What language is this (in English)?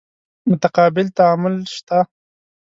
Pashto